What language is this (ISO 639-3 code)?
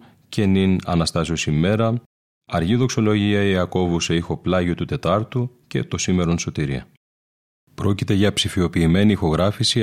ell